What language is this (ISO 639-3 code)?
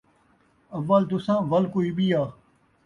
skr